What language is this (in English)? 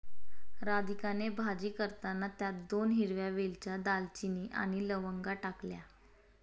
Marathi